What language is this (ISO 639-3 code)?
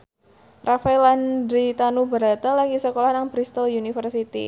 jav